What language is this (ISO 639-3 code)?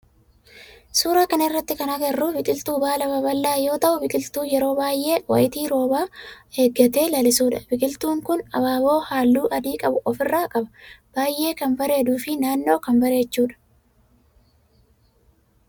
orm